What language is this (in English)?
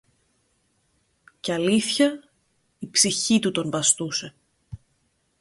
Greek